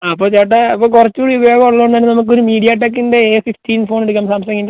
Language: Malayalam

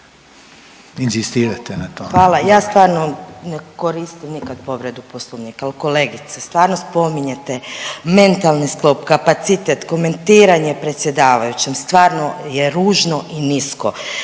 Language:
Croatian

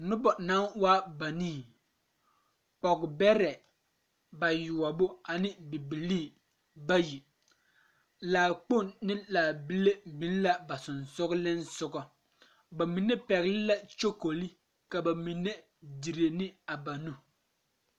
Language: Southern Dagaare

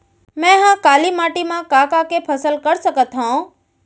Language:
Chhattisgarhi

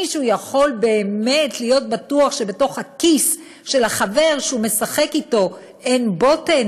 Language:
Hebrew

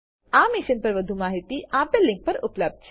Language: Gujarati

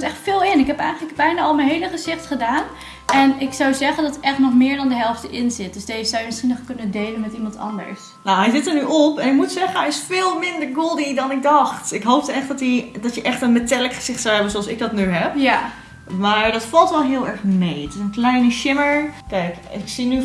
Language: Dutch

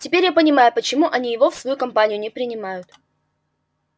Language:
Russian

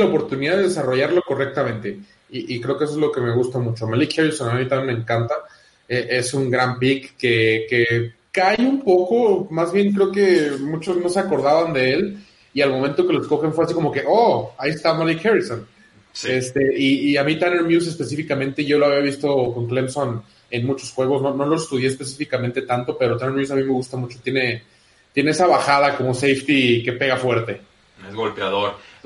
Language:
Spanish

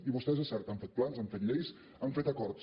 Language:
Catalan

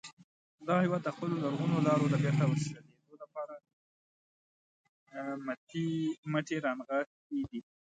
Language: Pashto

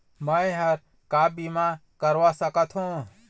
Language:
Chhattisgarhi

